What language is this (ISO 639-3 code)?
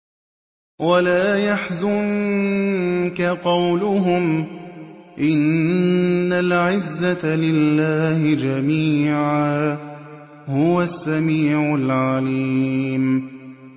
ara